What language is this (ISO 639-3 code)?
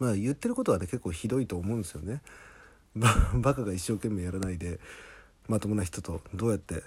jpn